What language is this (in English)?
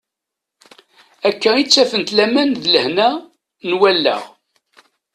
Kabyle